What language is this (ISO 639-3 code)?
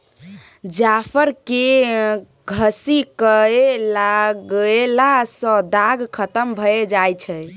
mai